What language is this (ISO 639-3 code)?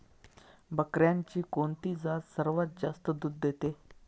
mar